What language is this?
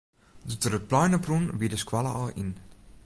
Western Frisian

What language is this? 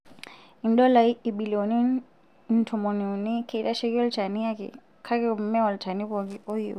Masai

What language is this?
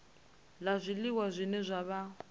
Venda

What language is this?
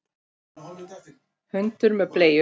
Icelandic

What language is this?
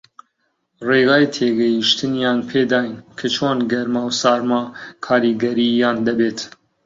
Central Kurdish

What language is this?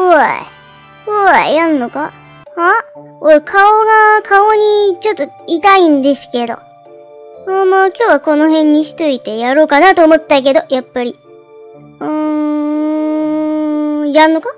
Japanese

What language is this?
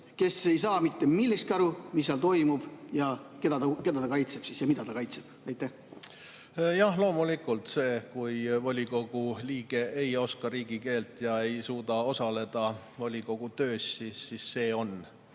Estonian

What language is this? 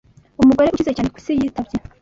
Kinyarwanda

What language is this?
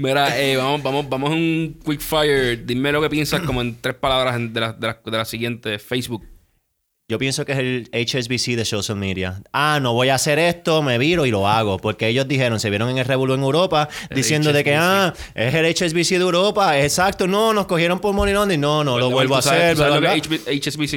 Spanish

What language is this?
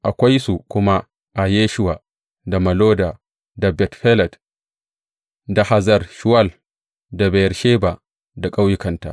Hausa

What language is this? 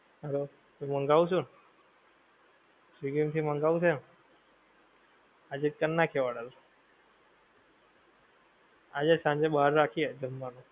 Gujarati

